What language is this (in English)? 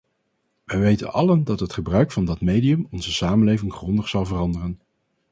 Dutch